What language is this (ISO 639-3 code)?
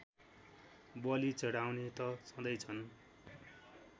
nep